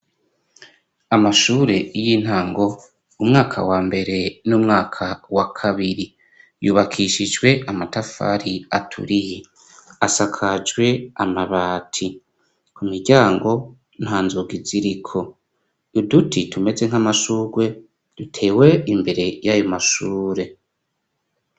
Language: Rundi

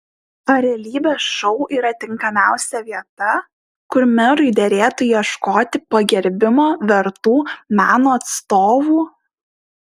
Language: Lithuanian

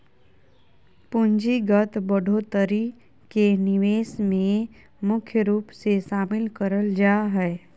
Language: Magahi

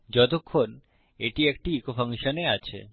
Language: Bangla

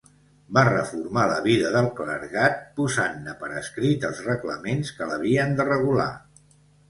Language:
Catalan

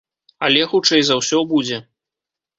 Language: Belarusian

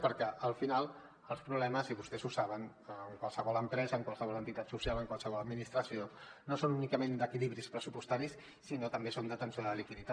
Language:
Catalan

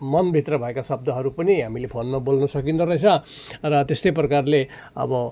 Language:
Nepali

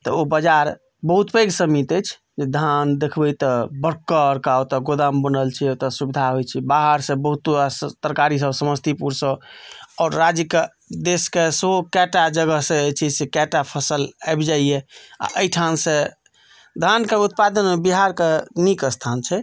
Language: Maithili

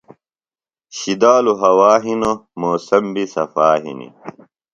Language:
Phalura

